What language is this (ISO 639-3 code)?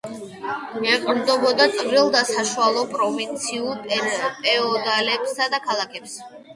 kat